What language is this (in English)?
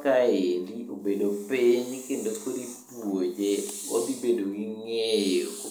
Luo (Kenya and Tanzania)